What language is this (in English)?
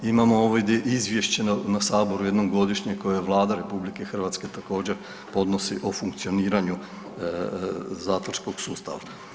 Croatian